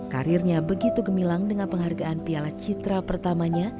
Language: Indonesian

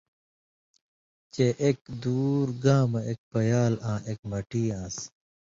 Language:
Indus Kohistani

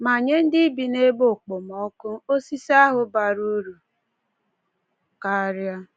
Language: Igbo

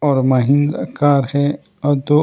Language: Hindi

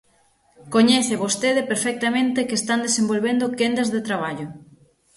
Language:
Galician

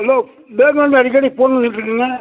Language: Tamil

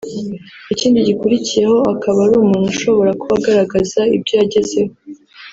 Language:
Kinyarwanda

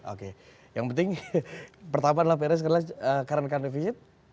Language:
Indonesian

